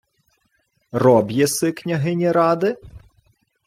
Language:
Ukrainian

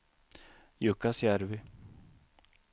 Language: Swedish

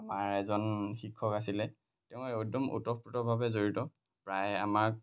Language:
Assamese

